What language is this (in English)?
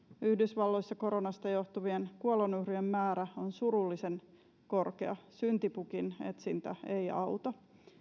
Finnish